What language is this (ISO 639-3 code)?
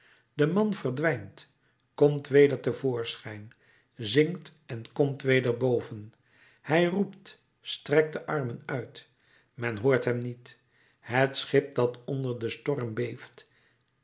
nld